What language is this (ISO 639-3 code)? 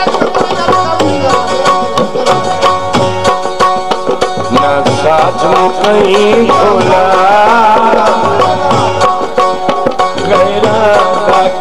ara